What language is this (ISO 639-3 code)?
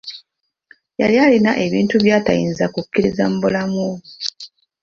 lug